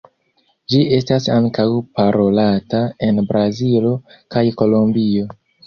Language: Esperanto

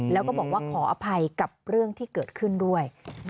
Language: Thai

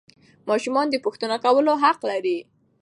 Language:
Pashto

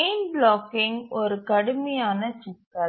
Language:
Tamil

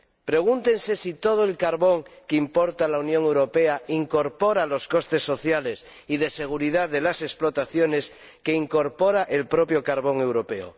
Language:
Spanish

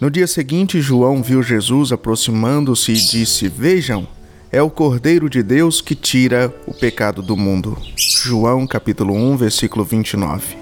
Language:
Portuguese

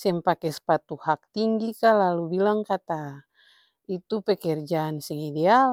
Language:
Ambonese Malay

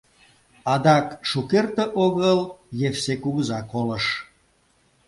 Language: Mari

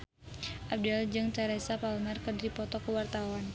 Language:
Sundanese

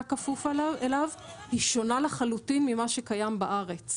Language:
Hebrew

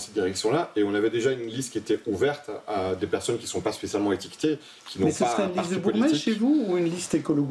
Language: French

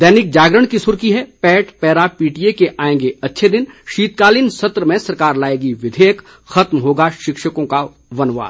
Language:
Hindi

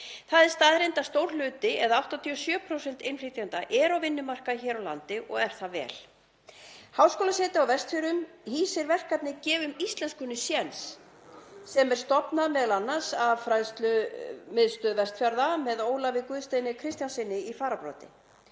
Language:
Icelandic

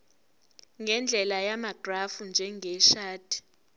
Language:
Zulu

